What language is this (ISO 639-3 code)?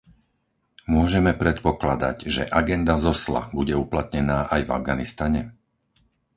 slk